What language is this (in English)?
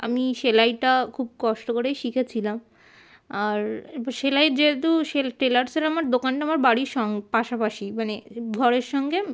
Bangla